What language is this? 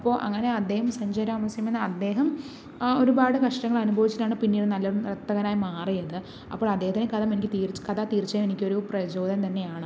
Malayalam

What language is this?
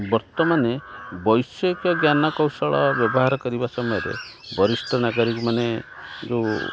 Odia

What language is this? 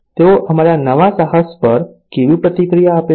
Gujarati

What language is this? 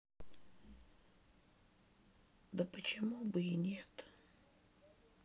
Russian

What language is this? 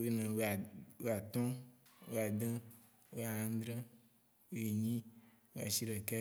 Waci Gbe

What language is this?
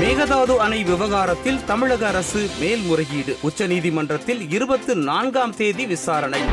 Tamil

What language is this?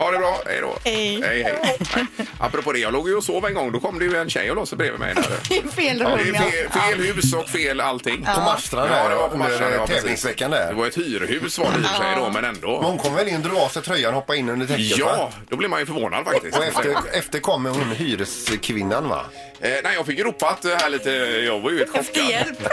Swedish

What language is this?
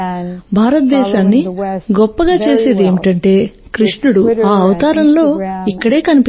Telugu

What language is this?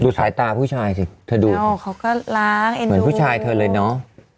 Thai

